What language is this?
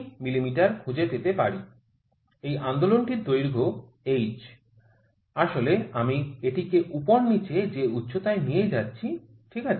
Bangla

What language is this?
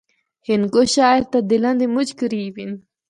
Northern Hindko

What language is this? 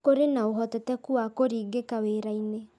Kikuyu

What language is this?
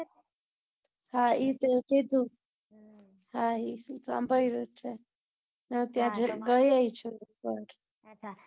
Gujarati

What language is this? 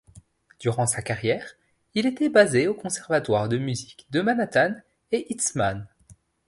French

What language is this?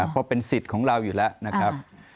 Thai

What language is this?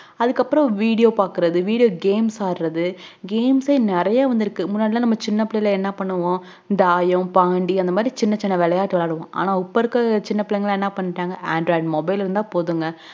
Tamil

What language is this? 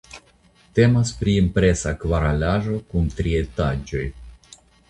Esperanto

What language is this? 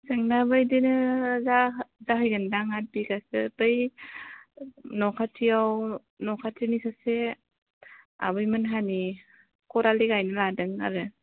Bodo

